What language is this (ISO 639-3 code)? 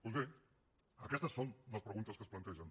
cat